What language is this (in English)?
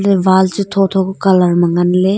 Wancho Naga